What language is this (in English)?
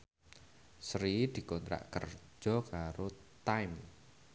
Javanese